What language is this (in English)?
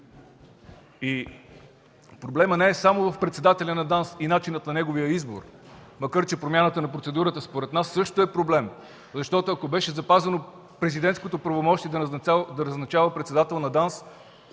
Bulgarian